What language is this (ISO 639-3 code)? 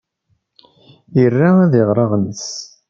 kab